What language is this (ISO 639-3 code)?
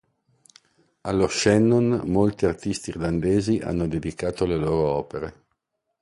ita